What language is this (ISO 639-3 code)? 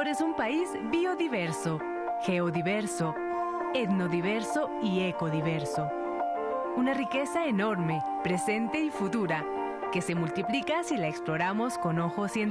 spa